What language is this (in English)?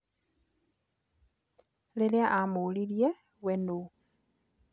Kikuyu